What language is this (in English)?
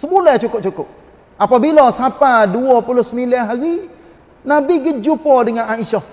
Malay